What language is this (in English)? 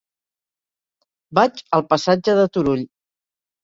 Catalan